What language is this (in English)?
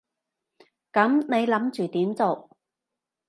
Cantonese